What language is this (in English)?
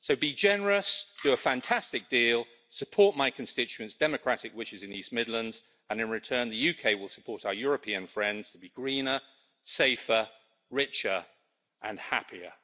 English